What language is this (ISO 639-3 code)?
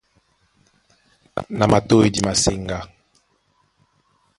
dua